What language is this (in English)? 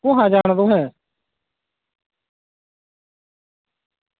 Dogri